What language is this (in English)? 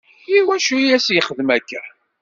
Kabyle